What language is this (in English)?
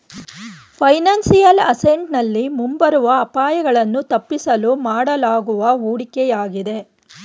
Kannada